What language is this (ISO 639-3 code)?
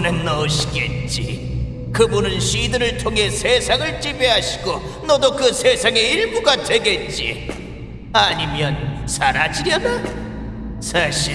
kor